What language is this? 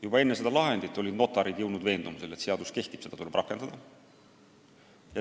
Estonian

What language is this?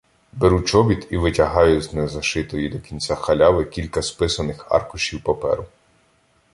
Ukrainian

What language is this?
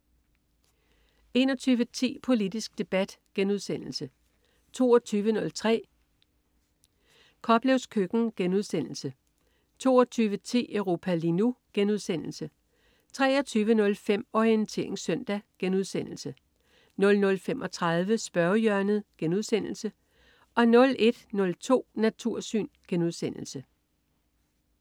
Danish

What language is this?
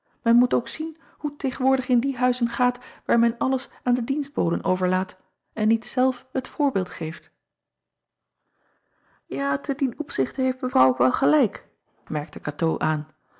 Dutch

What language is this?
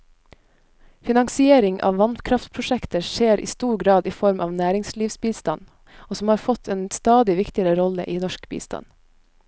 Norwegian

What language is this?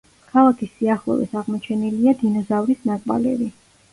Georgian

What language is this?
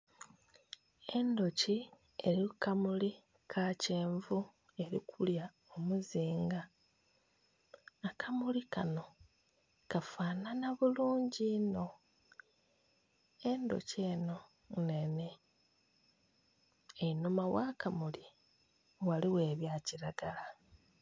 Soga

